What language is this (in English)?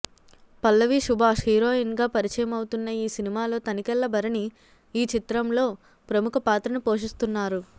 Telugu